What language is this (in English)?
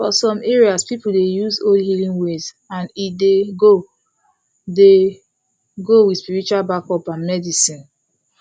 Nigerian Pidgin